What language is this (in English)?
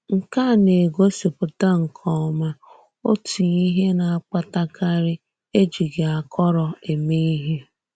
Igbo